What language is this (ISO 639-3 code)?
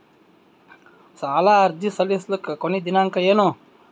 kan